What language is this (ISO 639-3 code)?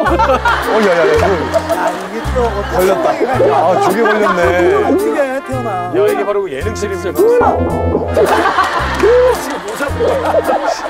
kor